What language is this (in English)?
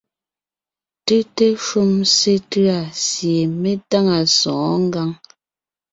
Ngiemboon